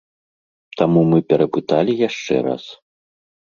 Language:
Belarusian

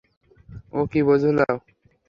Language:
Bangla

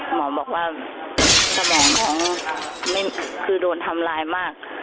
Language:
Thai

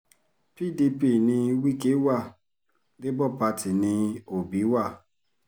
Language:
Yoruba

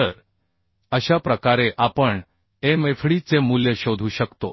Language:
Marathi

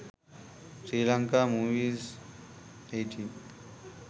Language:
Sinhala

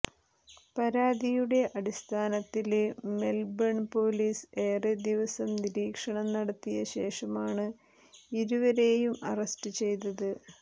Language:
Malayalam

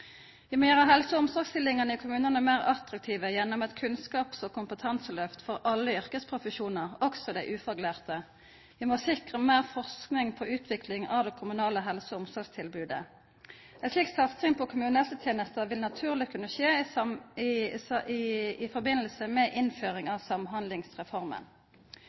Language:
Norwegian Nynorsk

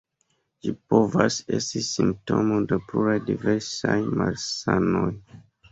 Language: Esperanto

